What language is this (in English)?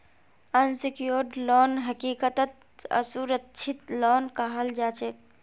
Magahi